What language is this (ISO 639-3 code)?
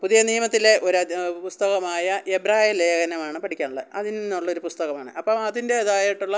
mal